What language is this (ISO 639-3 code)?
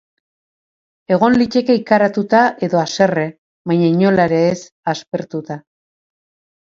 eus